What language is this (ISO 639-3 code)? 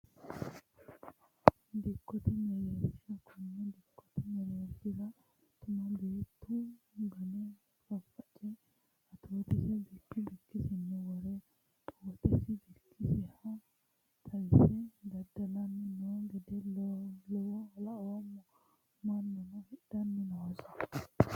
sid